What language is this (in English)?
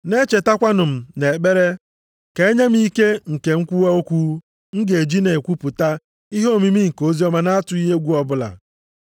Igbo